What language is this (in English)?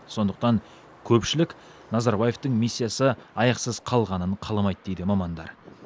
Kazakh